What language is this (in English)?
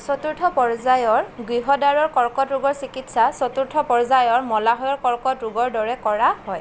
Assamese